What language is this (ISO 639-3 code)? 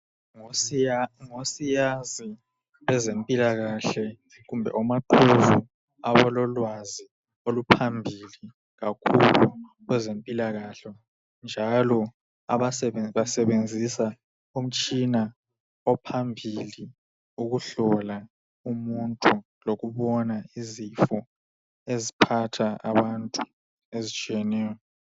nde